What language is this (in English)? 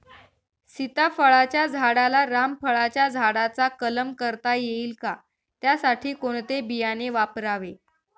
Marathi